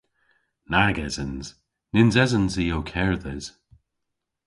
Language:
Cornish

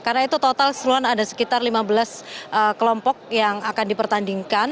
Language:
Indonesian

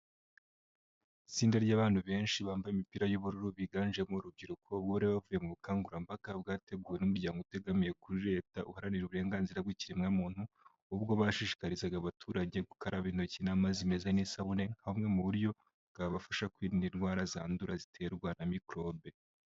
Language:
Kinyarwanda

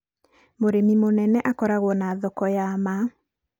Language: Kikuyu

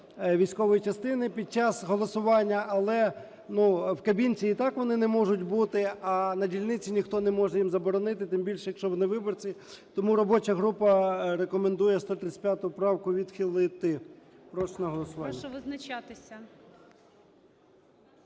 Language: Ukrainian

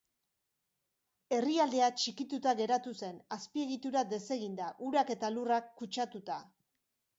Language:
Basque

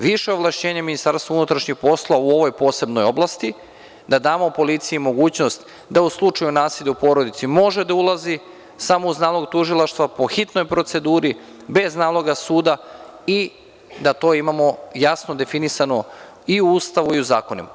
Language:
Serbian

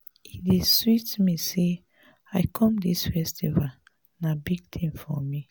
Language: Nigerian Pidgin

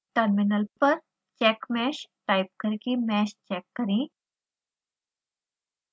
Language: Hindi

